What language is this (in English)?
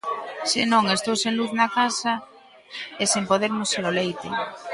Galician